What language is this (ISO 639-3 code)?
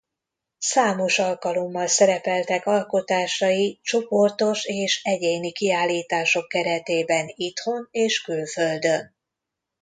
hun